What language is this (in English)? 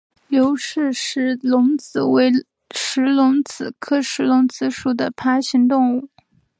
Chinese